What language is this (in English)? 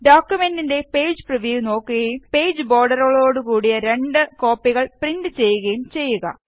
Malayalam